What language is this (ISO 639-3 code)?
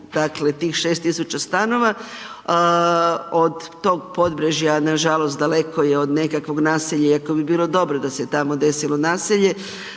hrv